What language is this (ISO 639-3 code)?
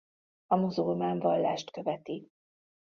hun